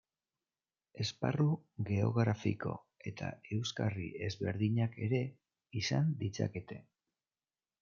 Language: Basque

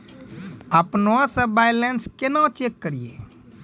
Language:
Maithili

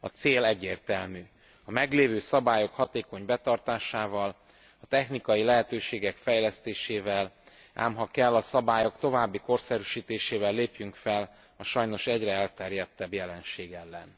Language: Hungarian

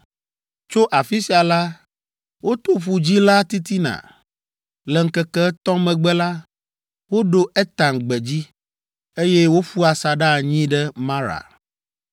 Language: Ewe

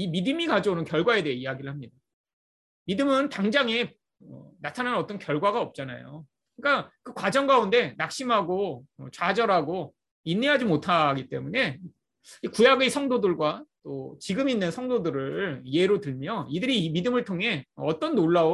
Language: Korean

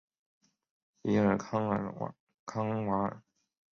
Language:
Chinese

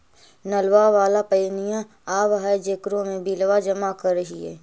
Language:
Magahi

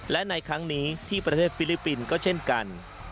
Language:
Thai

